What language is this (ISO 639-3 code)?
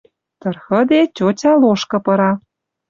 mrj